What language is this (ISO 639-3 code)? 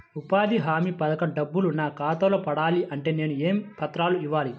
tel